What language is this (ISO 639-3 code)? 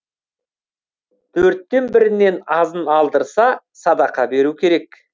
kaz